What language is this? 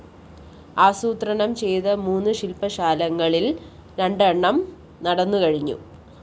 Malayalam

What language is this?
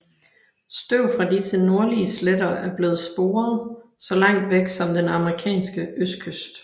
Danish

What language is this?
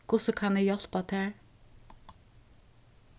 Faroese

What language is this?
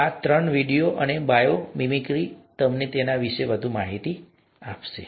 Gujarati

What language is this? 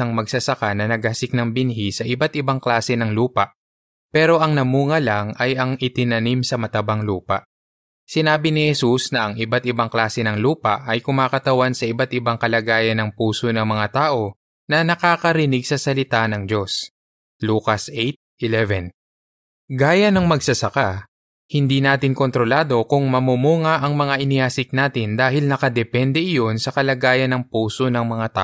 Filipino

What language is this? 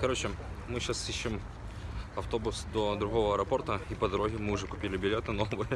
Russian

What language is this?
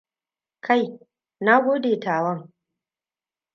Hausa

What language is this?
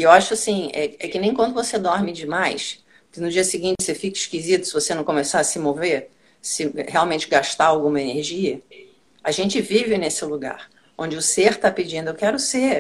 Portuguese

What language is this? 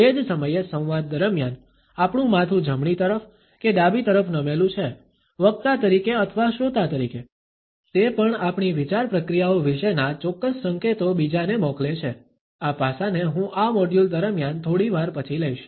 Gujarati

